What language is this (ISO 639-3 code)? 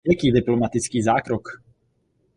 ces